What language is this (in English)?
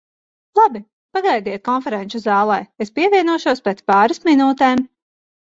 Latvian